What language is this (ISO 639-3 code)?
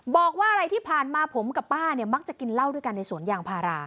tha